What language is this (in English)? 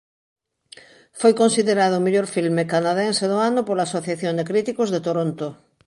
Galician